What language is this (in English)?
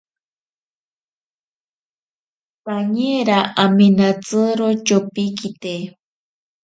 Ashéninka Perené